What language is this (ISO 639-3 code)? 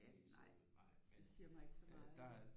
dan